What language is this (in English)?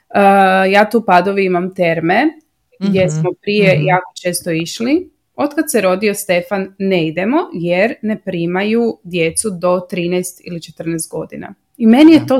Croatian